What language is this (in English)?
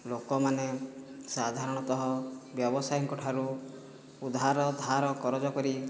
Odia